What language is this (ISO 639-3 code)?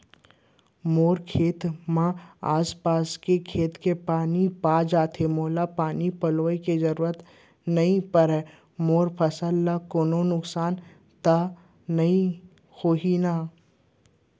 hne